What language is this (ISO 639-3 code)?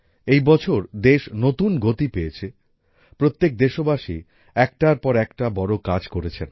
ben